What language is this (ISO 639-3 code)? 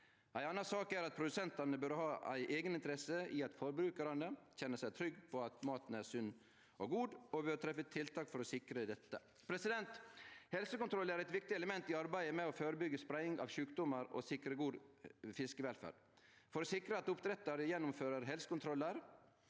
nor